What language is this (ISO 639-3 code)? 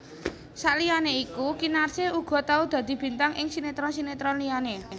jav